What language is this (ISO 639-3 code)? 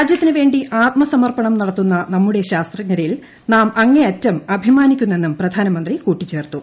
mal